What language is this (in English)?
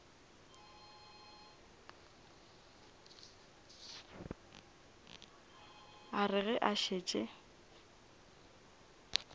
Northern Sotho